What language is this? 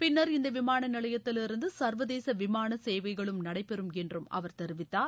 Tamil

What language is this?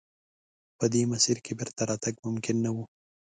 Pashto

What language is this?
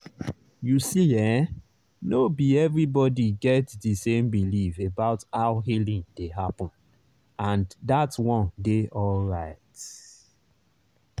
Nigerian Pidgin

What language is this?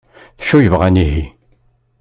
Kabyle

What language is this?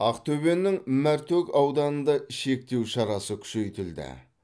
Kazakh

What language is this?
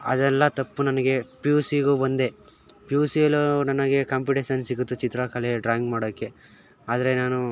Kannada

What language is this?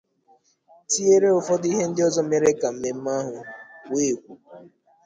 Igbo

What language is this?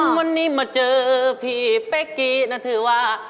Thai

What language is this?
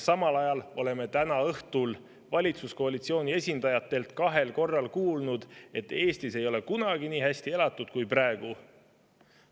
Estonian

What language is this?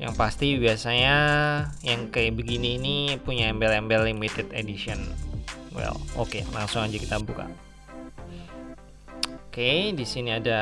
Indonesian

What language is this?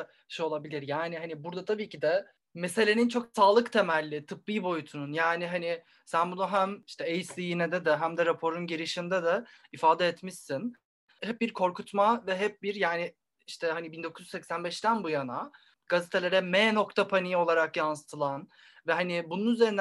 Turkish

